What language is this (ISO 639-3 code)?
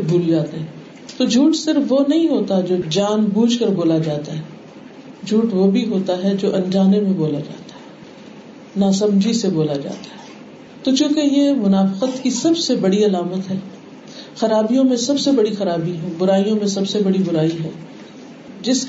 urd